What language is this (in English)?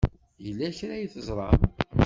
Kabyle